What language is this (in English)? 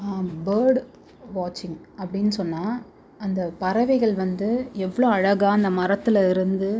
Tamil